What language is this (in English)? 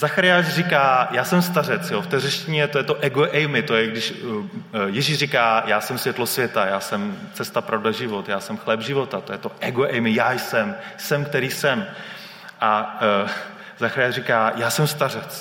Czech